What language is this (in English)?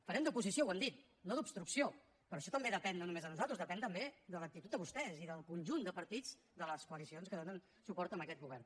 Catalan